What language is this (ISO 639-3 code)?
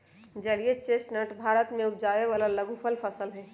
mag